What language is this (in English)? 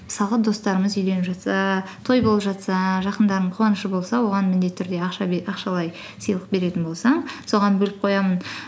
Kazakh